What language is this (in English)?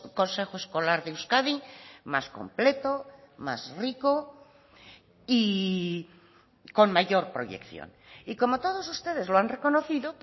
Spanish